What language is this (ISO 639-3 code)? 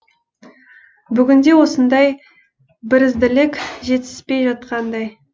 kaz